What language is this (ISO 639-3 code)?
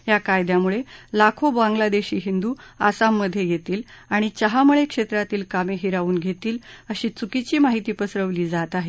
mar